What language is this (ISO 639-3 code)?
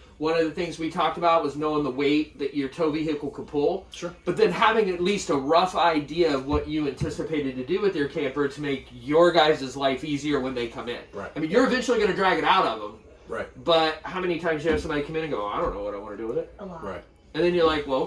eng